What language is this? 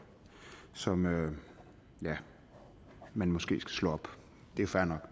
Danish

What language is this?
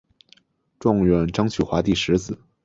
Chinese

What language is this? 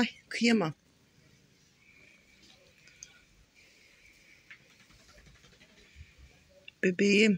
Turkish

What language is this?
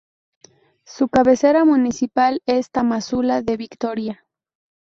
Spanish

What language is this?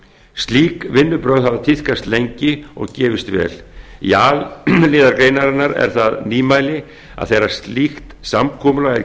Icelandic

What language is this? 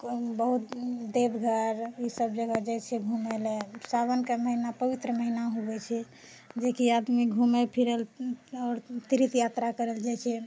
Maithili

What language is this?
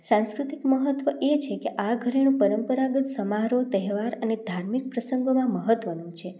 Gujarati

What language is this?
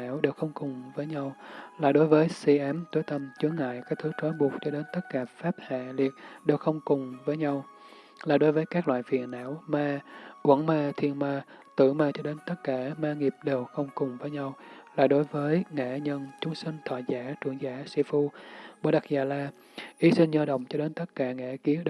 Vietnamese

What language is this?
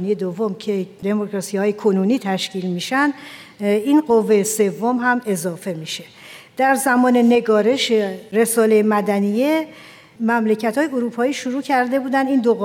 Persian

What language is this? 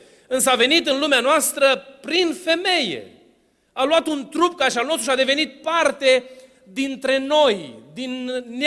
Romanian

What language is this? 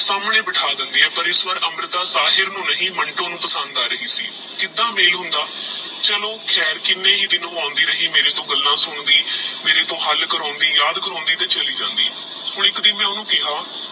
Punjabi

